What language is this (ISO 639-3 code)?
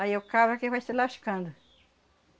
por